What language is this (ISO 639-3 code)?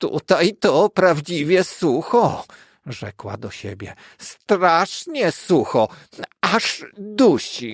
pol